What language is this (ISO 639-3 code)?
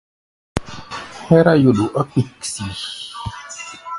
gba